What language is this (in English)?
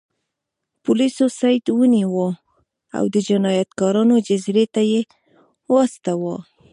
Pashto